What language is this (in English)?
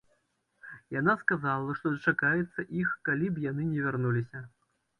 Belarusian